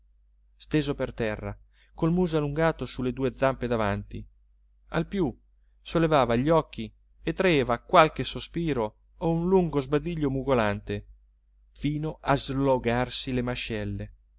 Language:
Italian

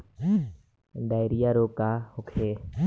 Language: Bhojpuri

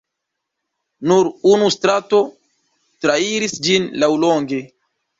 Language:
Esperanto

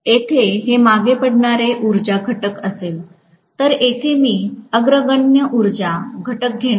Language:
Marathi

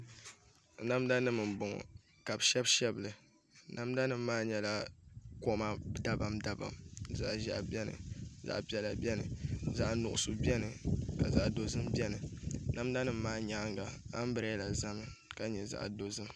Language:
Dagbani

